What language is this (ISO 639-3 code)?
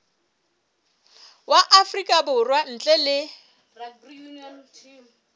sot